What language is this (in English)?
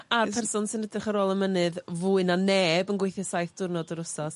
Welsh